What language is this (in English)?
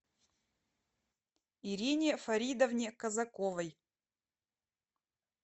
Russian